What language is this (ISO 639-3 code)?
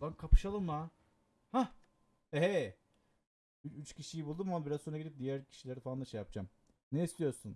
tur